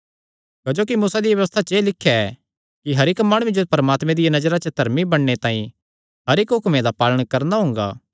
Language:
Kangri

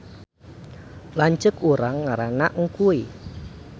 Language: Sundanese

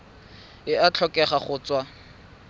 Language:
Tswana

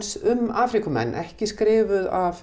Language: Icelandic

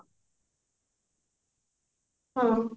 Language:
Odia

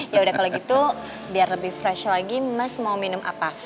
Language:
Indonesian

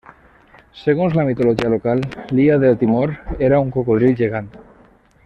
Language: Catalan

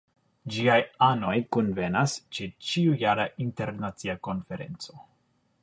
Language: Esperanto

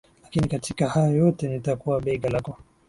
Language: Swahili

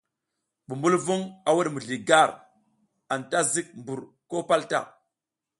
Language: South Giziga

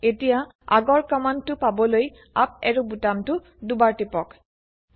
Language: Assamese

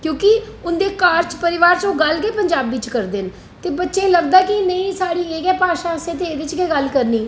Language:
Dogri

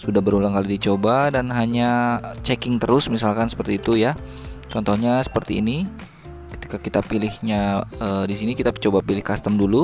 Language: Indonesian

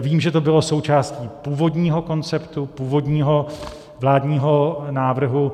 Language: Czech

